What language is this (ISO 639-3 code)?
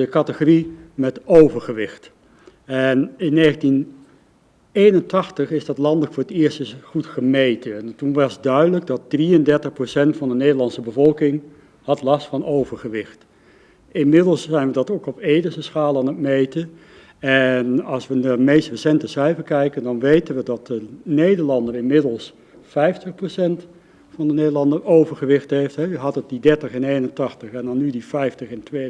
nld